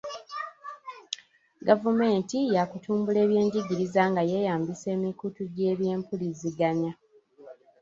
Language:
Ganda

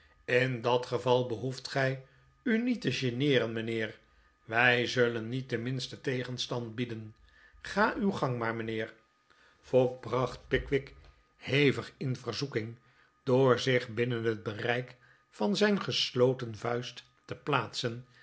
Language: Dutch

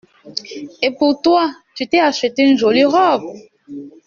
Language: French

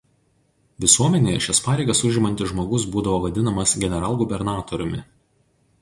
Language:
Lithuanian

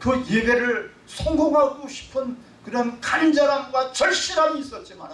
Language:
Korean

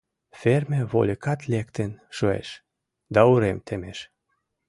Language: Mari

